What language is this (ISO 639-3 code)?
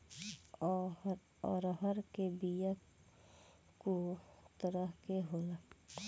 bho